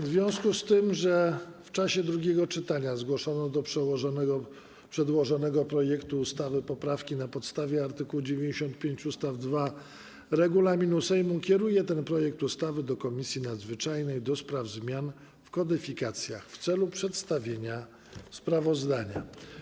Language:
Polish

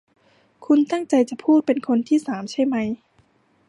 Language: Thai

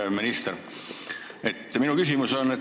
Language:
Estonian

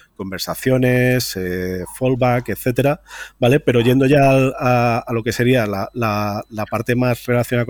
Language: Spanish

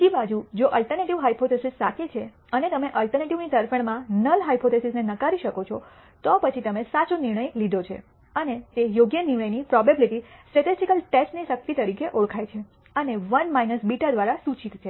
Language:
Gujarati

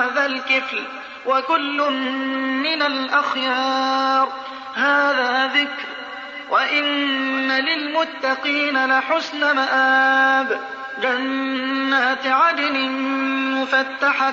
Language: Arabic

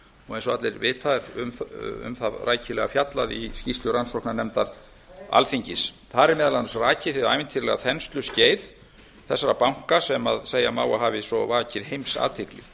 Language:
Icelandic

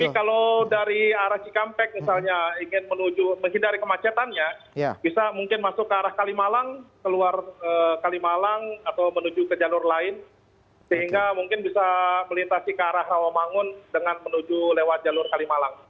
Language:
Indonesian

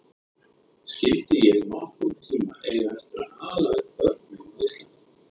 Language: Icelandic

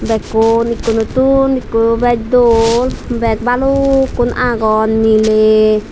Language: Chakma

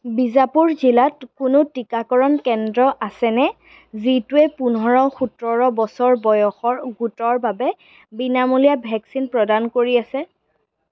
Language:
Assamese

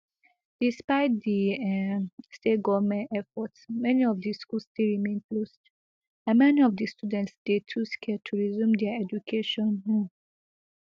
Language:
Nigerian Pidgin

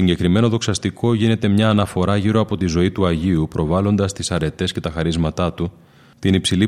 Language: Greek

